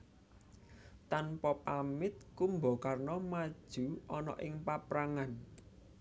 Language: Javanese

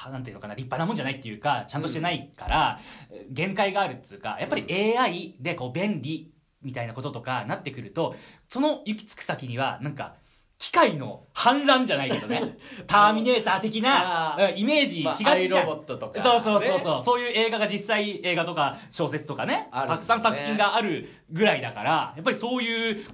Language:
Japanese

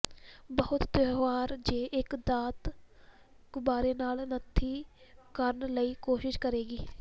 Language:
Punjabi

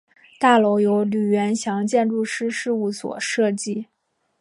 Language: Chinese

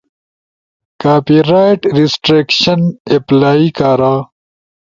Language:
Ushojo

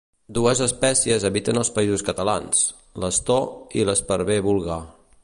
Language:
Catalan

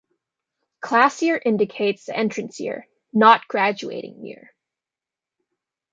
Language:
English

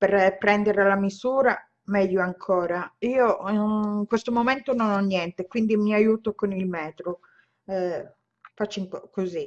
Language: Italian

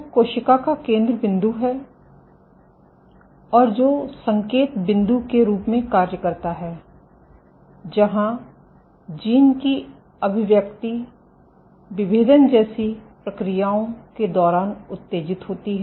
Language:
Hindi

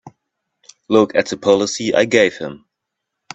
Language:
English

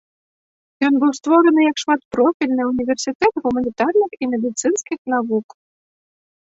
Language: Belarusian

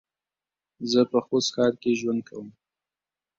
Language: Pashto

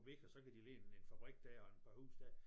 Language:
Danish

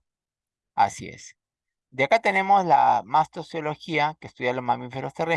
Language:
Spanish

